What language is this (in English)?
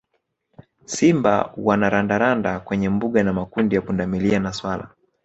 Swahili